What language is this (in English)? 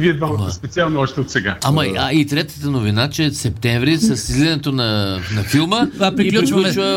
Bulgarian